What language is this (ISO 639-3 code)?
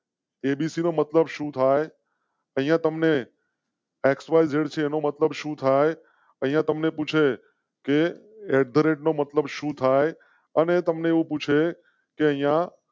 guj